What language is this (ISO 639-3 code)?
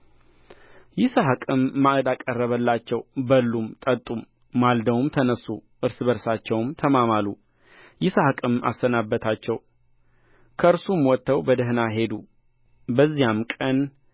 amh